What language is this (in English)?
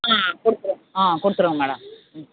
Tamil